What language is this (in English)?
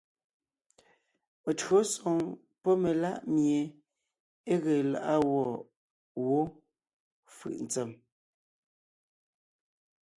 Ngiemboon